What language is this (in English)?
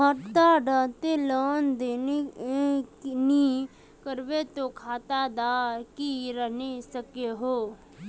Magahi